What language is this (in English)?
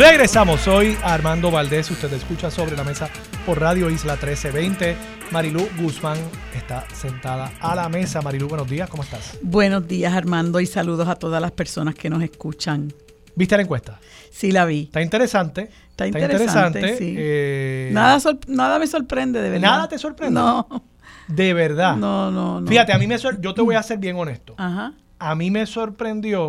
Spanish